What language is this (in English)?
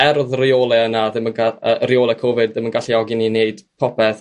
Welsh